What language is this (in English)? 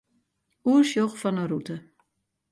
Western Frisian